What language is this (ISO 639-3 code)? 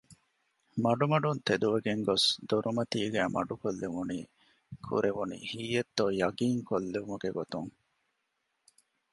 div